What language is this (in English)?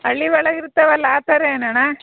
Kannada